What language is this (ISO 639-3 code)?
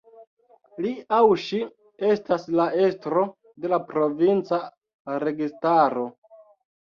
epo